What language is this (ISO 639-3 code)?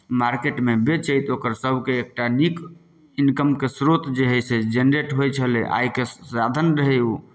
mai